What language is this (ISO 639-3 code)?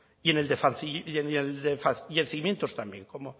spa